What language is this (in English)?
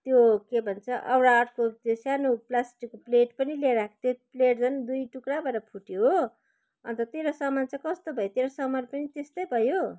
Nepali